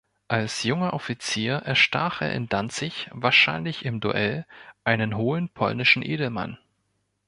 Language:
German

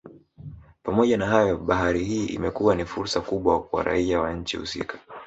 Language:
Swahili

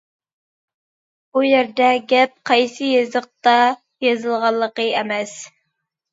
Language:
Uyghur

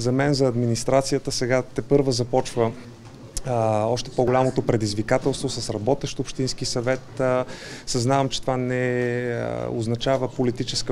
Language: Bulgarian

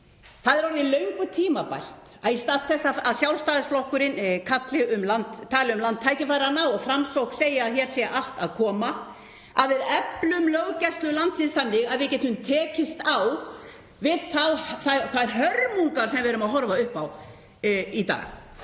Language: Icelandic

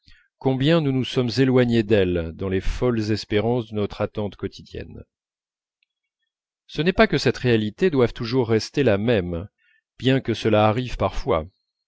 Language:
French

